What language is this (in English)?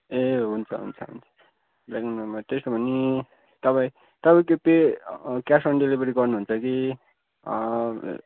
Nepali